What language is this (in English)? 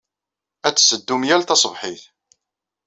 Kabyle